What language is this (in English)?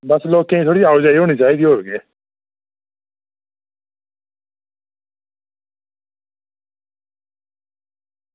Dogri